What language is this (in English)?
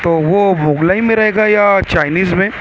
Urdu